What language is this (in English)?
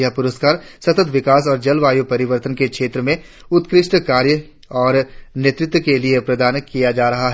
Hindi